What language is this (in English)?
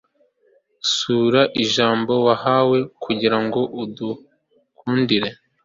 Kinyarwanda